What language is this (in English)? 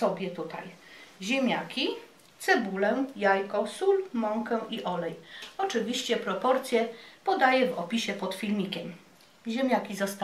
Polish